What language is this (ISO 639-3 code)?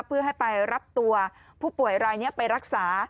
tha